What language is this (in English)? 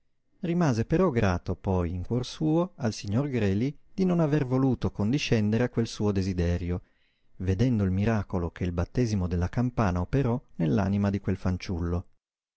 Italian